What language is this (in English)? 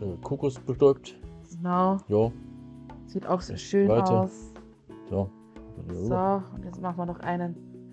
German